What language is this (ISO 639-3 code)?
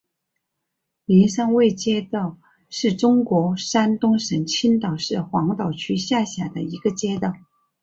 zho